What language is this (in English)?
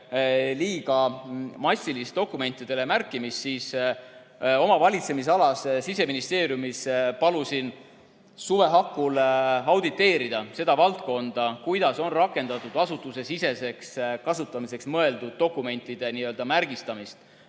Estonian